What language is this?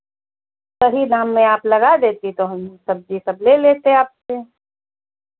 Hindi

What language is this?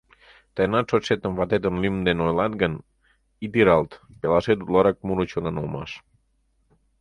Mari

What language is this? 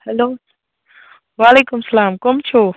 Kashmiri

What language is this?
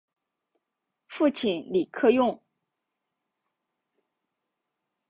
Chinese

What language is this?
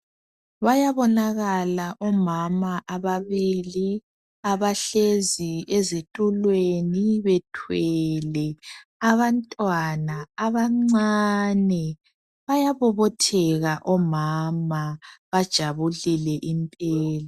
North Ndebele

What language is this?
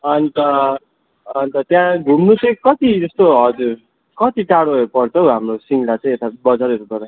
Nepali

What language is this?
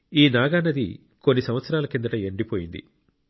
Telugu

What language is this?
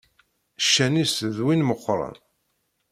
Kabyle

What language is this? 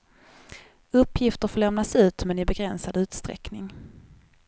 Swedish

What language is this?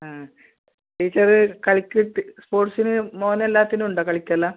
Malayalam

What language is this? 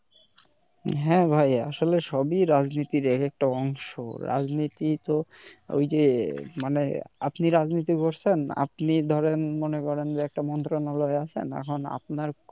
Bangla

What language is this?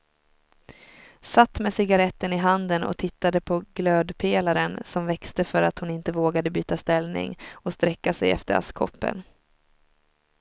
Swedish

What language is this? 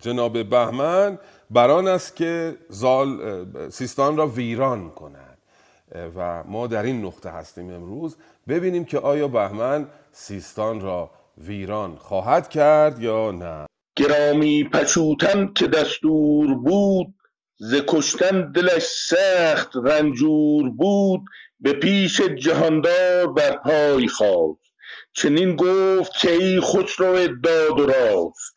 Persian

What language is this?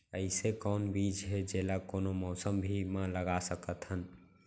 Chhattisgarhi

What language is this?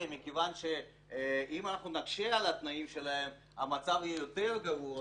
Hebrew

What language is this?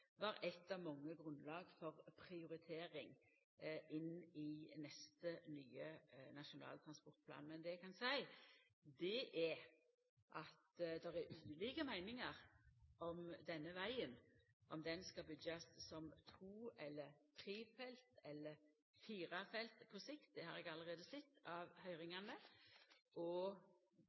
Norwegian Nynorsk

